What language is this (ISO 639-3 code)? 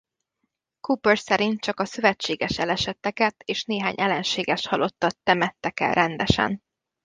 hun